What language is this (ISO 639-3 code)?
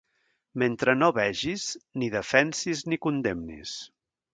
cat